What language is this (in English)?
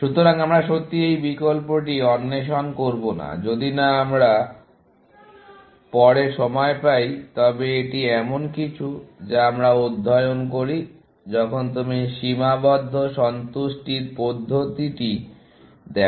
Bangla